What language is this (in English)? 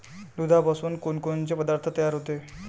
Marathi